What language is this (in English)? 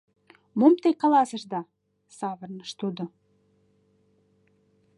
Mari